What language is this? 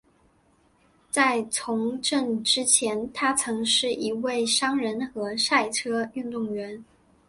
Chinese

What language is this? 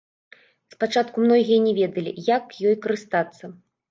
Belarusian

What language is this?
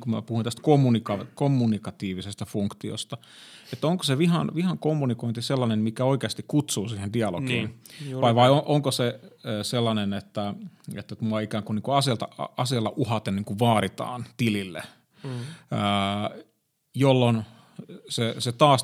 Finnish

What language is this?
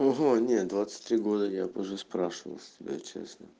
Russian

